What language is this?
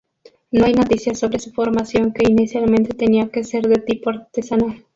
Spanish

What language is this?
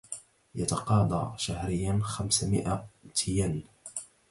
Arabic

